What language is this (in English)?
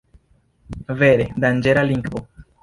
Esperanto